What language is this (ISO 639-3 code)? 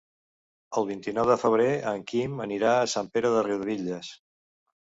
cat